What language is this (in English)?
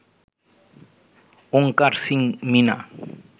Bangla